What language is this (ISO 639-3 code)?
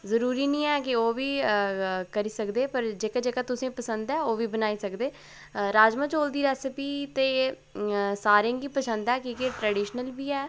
doi